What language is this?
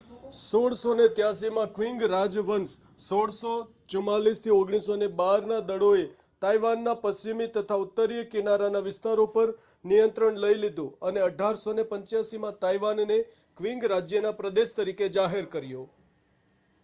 Gujarati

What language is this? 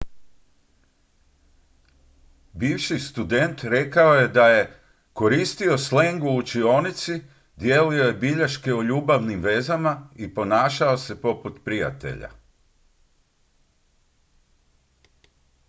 Croatian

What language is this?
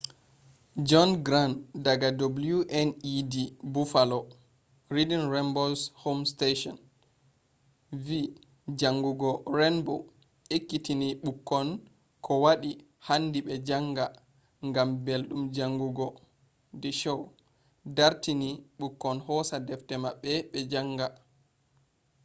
Fula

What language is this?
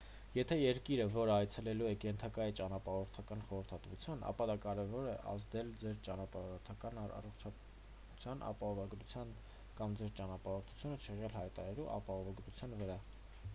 Armenian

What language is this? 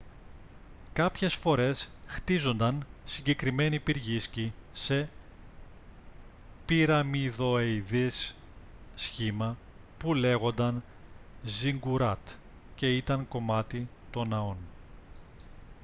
Greek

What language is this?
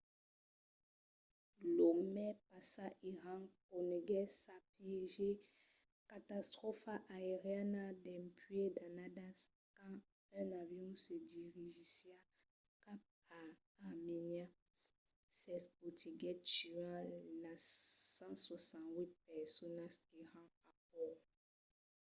Occitan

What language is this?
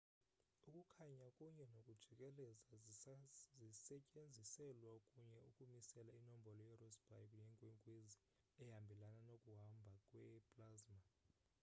Xhosa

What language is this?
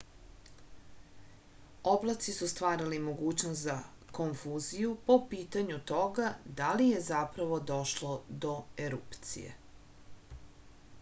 Serbian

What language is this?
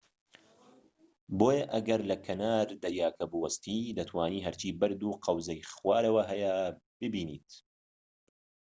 Central Kurdish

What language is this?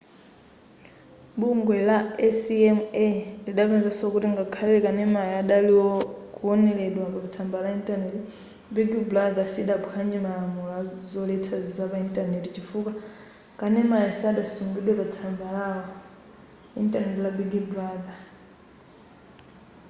Nyanja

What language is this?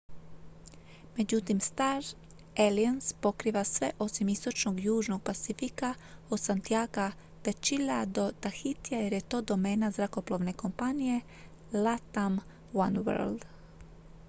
Croatian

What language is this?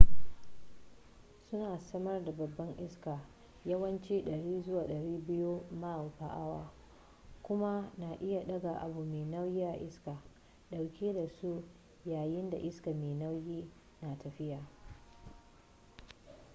Hausa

